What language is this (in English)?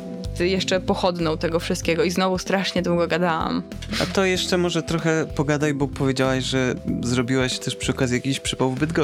Polish